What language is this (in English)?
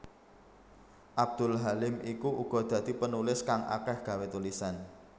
Javanese